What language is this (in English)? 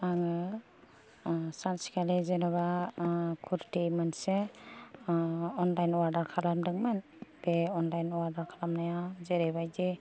Bodo